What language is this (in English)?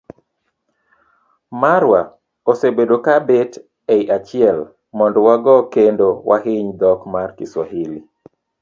Luo (Kenya and Tanzania)